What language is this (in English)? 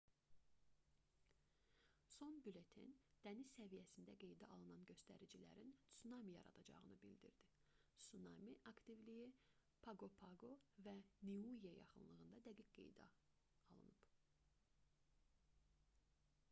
Azerbaijani